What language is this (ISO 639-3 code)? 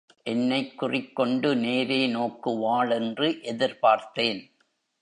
tam